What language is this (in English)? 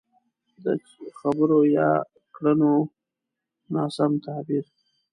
Pashto